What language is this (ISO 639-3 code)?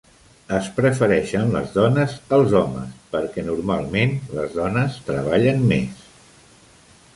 cat